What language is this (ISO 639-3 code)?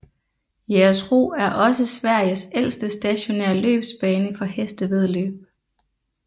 dan